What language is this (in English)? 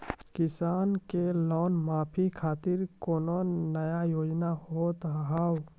Maithili